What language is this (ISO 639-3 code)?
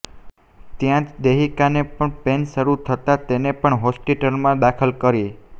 guj